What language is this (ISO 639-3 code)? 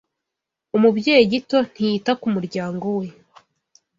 kin